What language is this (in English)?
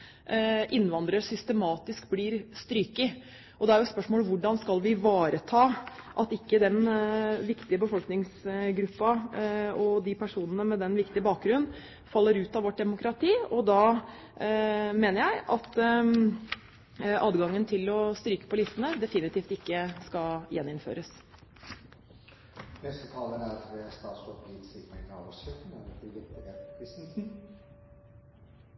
Norwegian